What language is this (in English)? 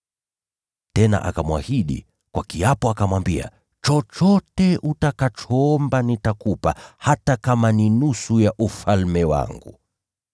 Swahili